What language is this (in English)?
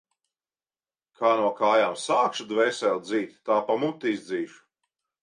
Latvian